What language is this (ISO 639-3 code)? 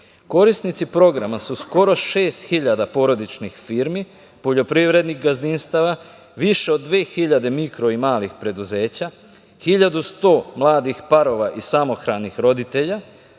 srp